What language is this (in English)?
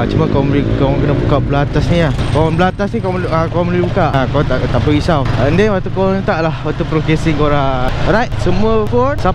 Malay